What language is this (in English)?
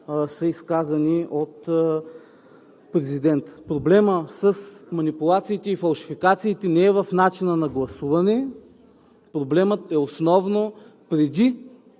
Bulgarian